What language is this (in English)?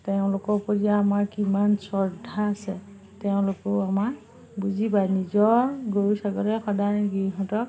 Assamese